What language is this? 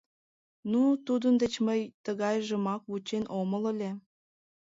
Mari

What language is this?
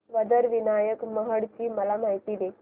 Marathi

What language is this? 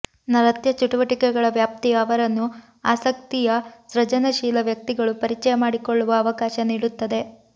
Kannada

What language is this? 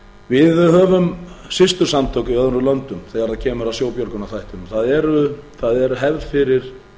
Icelandic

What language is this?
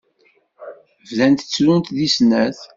Kabyle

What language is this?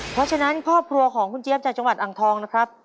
Thai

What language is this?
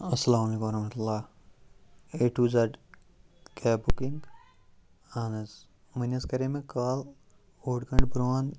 Kashmiri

